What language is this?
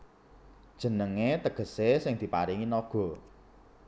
Javanese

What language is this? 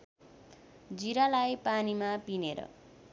Nepali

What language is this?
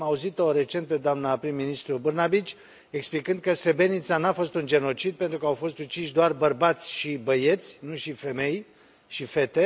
Romanian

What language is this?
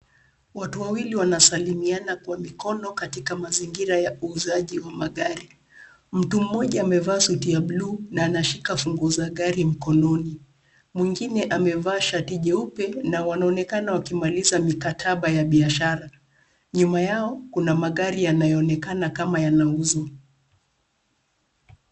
Swahili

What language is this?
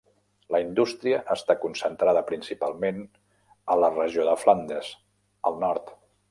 Catalan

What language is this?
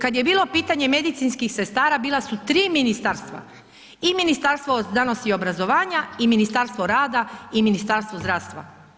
Croatian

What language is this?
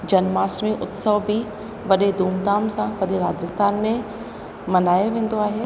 Sindhi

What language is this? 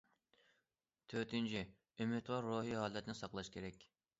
Uyghur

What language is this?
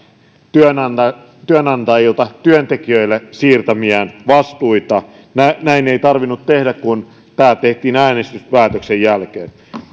Finnish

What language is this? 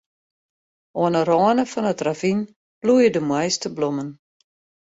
Western Frisian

